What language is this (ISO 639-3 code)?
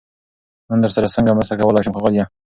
pus